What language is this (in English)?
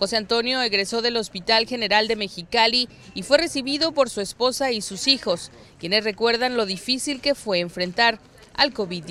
Spanish